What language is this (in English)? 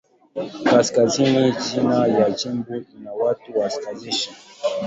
Swahili